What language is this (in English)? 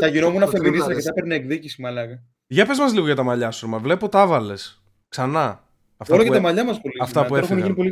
Greek